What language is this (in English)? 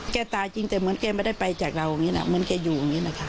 Thai